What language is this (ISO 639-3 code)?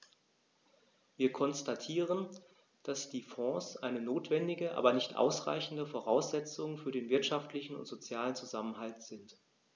deu